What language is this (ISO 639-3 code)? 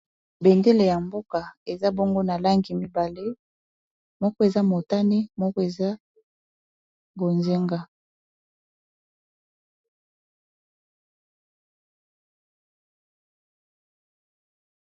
lin